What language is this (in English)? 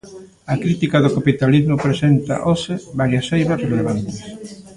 Galician